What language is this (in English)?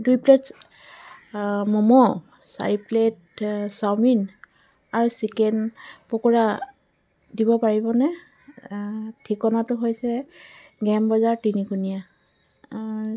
Assamese